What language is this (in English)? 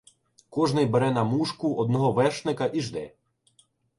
Ukrainian